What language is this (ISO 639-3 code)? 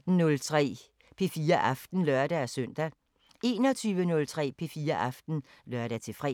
dan